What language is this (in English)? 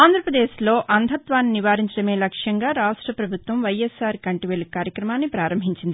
Telugu